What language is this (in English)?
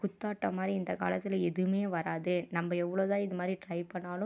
Tamil